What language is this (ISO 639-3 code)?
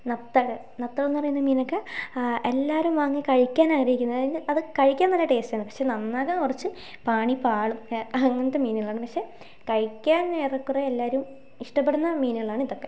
mal